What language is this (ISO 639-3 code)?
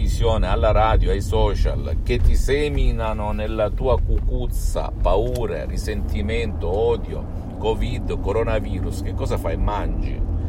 ita